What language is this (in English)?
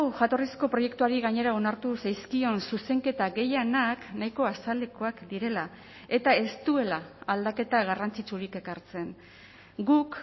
Basque